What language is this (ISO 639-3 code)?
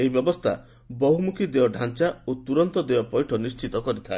ori